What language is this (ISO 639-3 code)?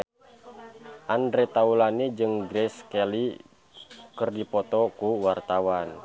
sun